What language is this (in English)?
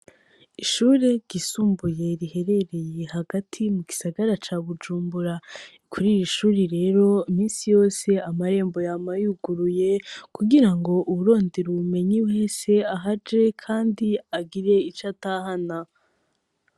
Rundi